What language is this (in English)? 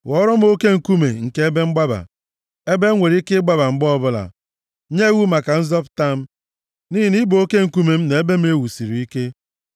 Igbo